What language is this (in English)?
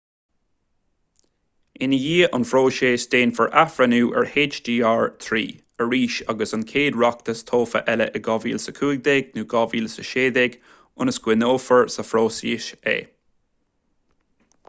Irish